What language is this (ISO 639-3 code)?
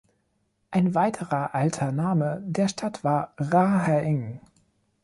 deu